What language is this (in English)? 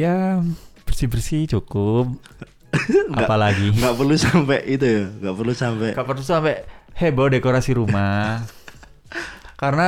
Indonesian